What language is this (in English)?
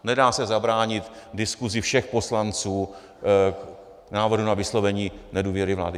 Czech